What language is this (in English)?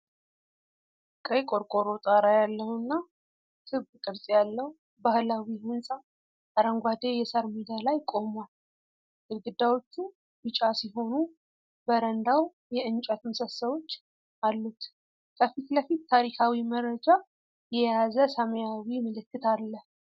Amharic